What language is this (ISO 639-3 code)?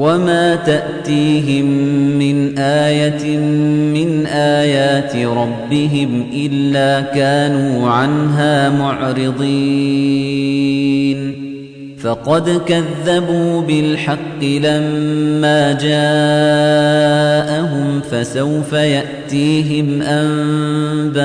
ara